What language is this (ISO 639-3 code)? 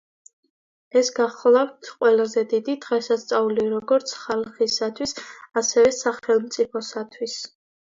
kat